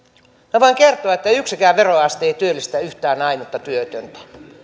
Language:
Finnish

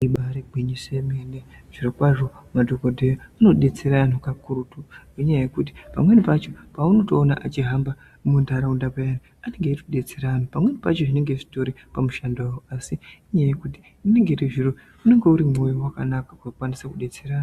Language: Ndau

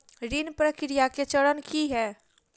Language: Maithili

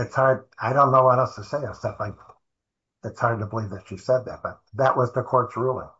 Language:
English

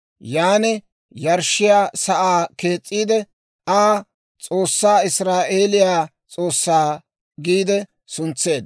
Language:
Dawro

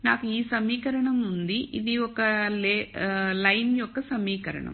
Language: Telugu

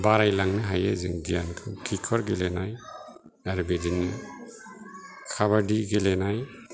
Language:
Bodo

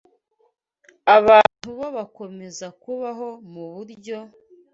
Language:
Kinyarwanda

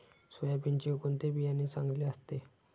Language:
Marathi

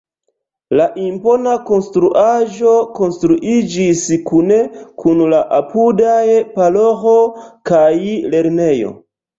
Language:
Esperanto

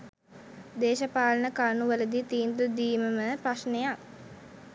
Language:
Sinhala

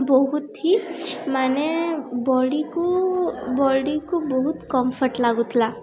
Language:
Odia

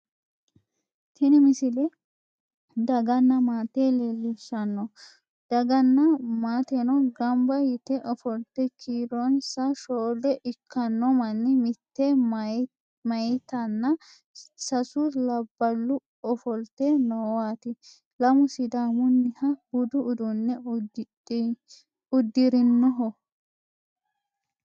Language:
Sidamo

